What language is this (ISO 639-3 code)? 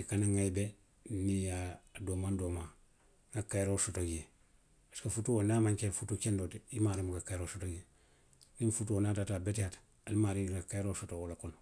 mlq